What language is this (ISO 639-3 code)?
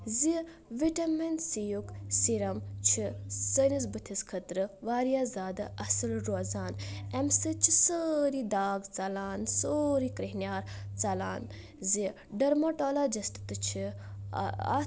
kas